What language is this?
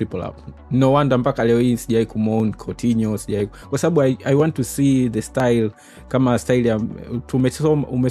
Swahili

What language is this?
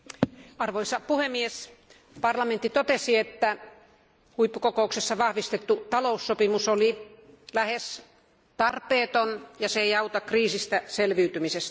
Finnish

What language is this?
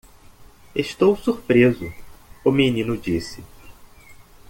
Portuguese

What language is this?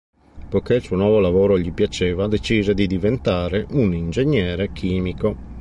Italian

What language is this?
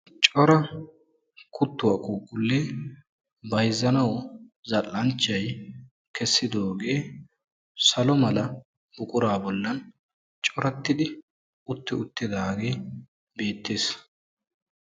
Wolaytta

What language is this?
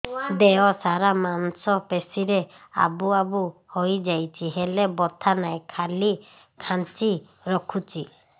Odia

